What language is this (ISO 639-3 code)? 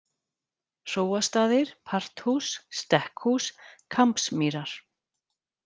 isl